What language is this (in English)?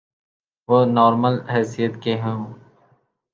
Urdu